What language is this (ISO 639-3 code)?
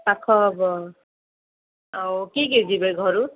ori